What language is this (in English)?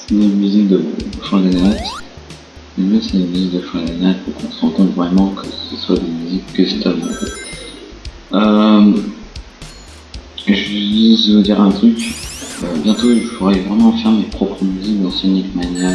French